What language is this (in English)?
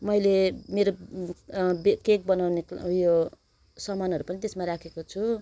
Nepali